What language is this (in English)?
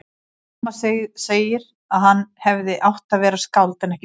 Icelandic